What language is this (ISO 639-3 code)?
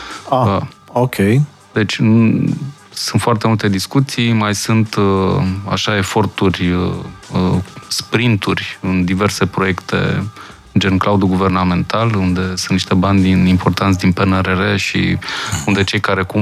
ron